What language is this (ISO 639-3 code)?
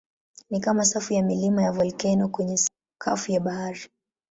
swa